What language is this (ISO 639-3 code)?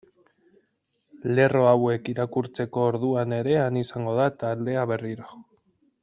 eus